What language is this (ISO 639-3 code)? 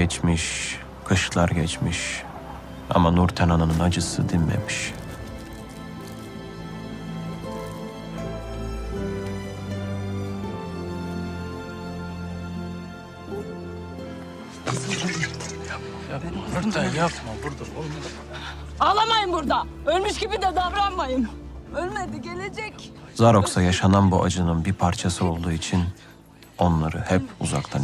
tur